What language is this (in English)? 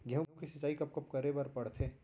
Chhattisgarhi